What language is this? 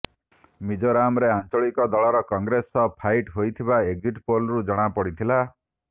Odia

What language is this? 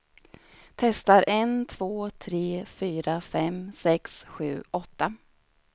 Swedish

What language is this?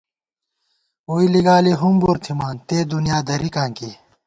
Gawar-Bati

